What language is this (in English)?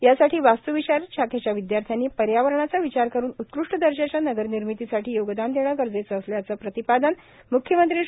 Marathi